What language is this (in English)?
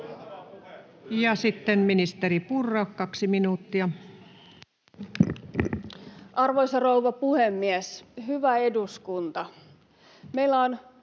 Finnish